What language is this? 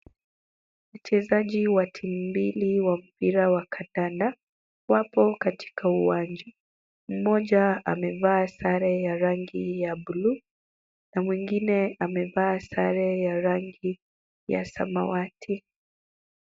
Swahili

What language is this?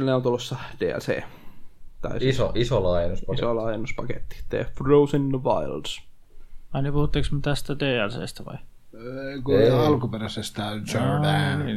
Finnish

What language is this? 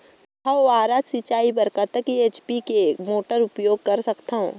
Chhattisgarhi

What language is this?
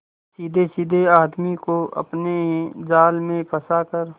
Hindi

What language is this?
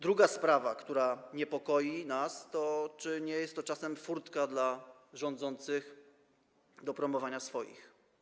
Polish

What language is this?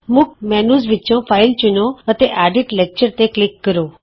Punjabi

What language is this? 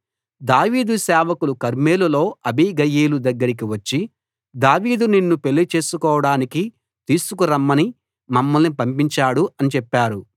Telugu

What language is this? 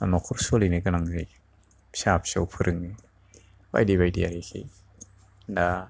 Bodo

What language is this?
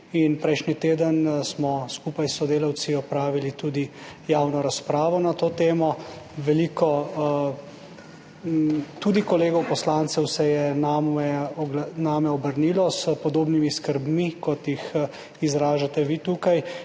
Slovenian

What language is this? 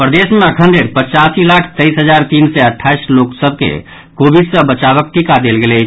Maithili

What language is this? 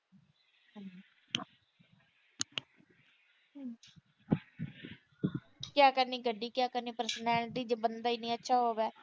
Punjabi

